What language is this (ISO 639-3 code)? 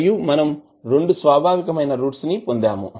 tel